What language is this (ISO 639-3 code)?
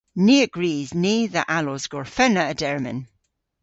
cor